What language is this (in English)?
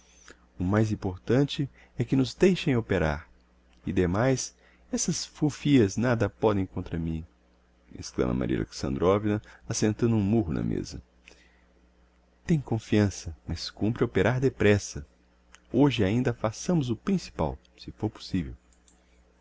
Portuguese